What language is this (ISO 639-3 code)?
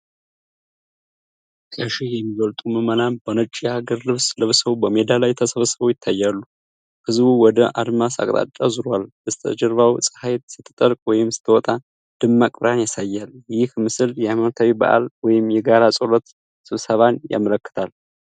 amh